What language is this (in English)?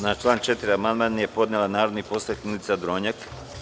Serbian